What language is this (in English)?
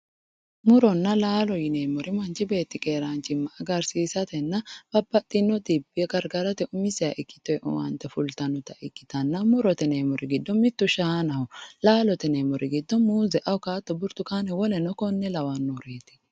Sidamo